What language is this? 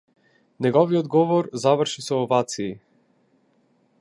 Macedonian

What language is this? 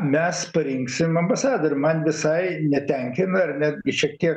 Lithuanian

